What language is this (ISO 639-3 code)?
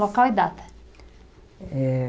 por